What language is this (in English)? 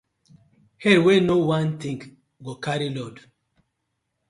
Nigerian Pidgin